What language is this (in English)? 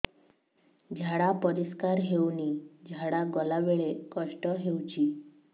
Odia